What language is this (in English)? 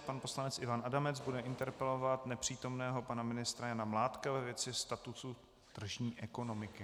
Czech